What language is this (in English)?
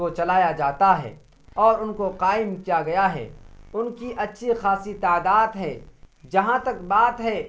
Urdu